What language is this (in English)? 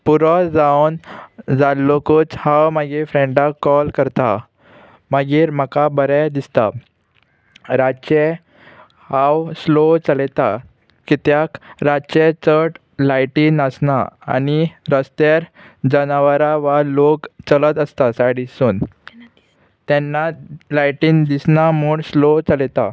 Konkani